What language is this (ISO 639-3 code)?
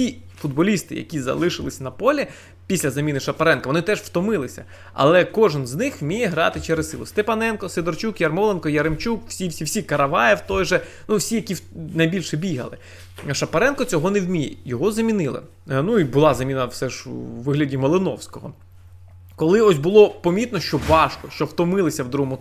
ukr